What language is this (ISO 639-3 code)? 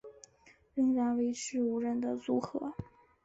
zho